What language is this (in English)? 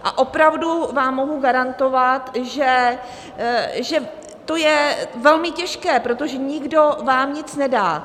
Czech